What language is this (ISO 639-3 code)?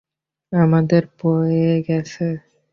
ben